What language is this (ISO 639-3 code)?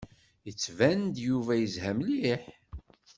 kab